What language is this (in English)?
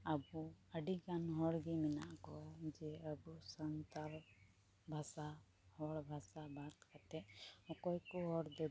Santali